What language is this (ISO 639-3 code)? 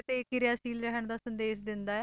pan